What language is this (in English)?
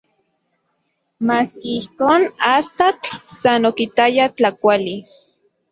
Central Puebla Nahuatl